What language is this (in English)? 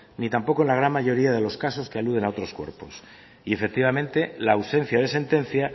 Spanish